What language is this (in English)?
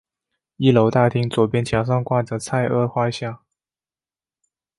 Chinese